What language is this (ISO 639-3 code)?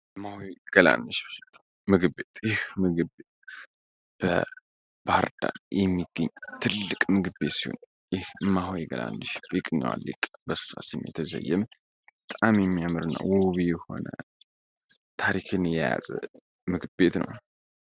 amh